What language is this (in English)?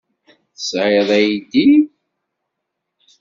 Kabyle